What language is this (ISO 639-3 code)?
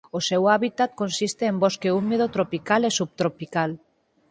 glg